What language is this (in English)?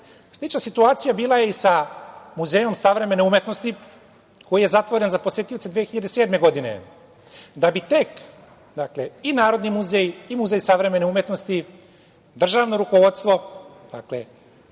Serbian